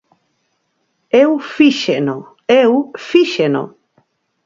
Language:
Galician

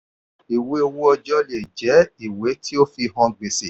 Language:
Yoruba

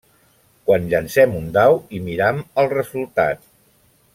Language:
Catalan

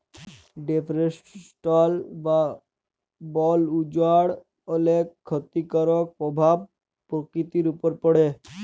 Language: Bangla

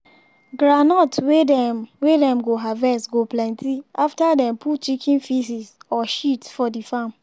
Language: Nigerian Pidgin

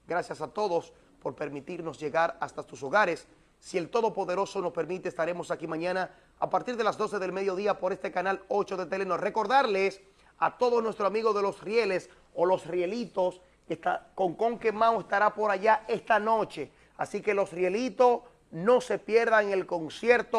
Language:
Spanish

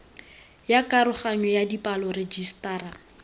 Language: Tswana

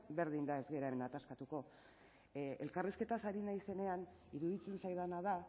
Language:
Basque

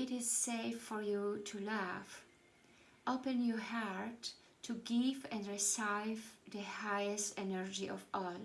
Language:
Polish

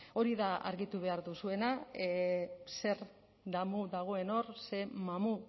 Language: Basque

